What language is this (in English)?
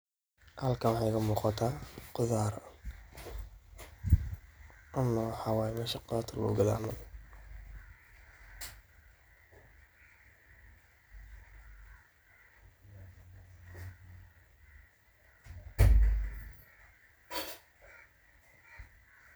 Somali